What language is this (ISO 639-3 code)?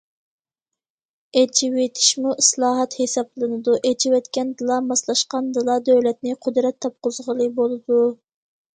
uig